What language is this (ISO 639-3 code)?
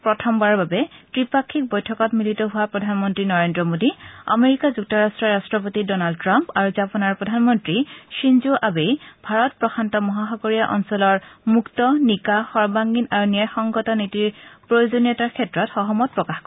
asm